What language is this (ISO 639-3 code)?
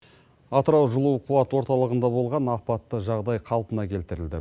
kaz